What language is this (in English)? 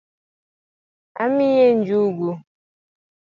Luo (Kenya and Tanzania)